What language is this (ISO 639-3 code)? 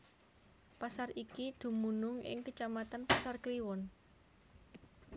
jav